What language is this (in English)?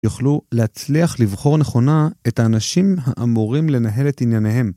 Hebrew